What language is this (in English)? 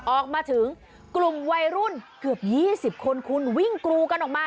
Thai